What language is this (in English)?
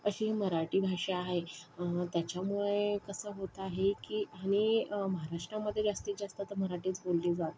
Marathi